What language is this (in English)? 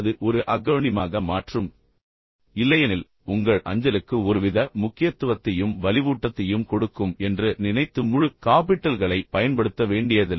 Tamil